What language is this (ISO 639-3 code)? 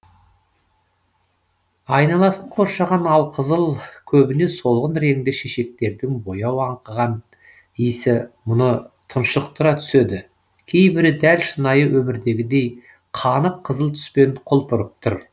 kaz